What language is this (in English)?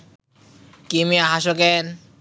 Bangla